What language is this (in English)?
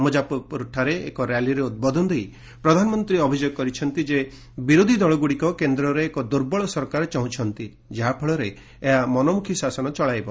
Odia